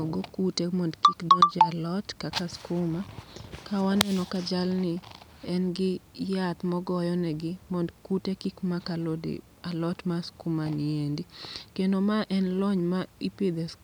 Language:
Luo (Kenya and Tanzania)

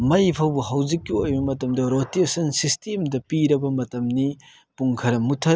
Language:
Manipuri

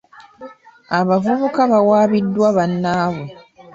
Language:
Ganda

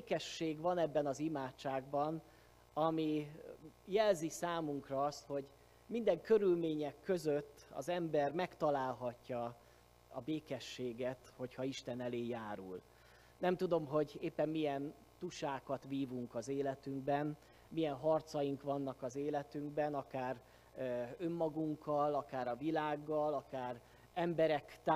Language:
Hungarian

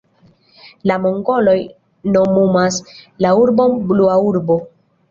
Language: Esperanto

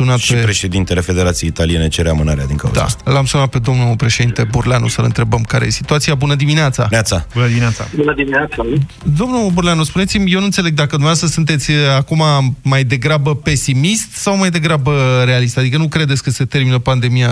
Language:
Romanian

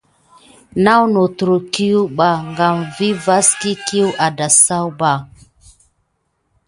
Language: Gidar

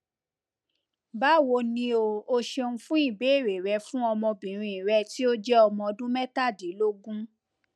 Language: Yoruba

